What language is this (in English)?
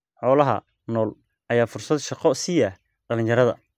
Somali